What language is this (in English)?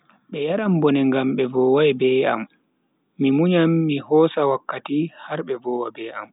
Bagirmi Fulfulde